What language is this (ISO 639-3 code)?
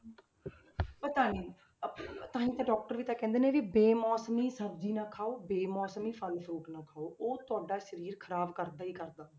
pan